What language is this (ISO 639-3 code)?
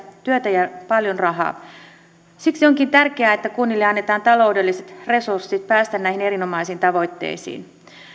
fin